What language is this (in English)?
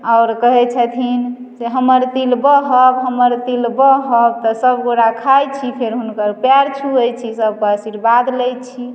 Maithili